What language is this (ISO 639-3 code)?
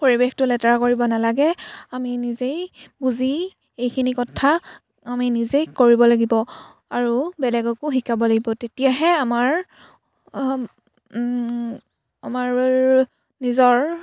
asm